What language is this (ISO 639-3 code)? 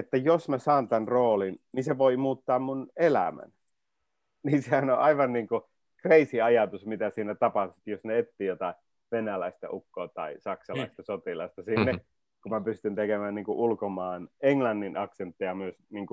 fin